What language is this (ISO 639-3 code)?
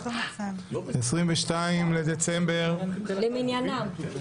heb